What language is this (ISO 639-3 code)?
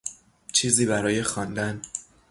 fas